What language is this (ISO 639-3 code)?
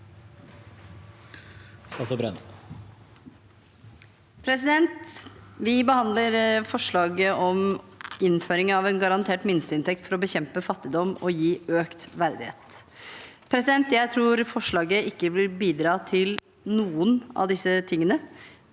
nor